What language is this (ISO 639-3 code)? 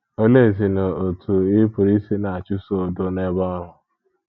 ibo